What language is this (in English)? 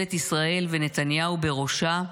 Hebrew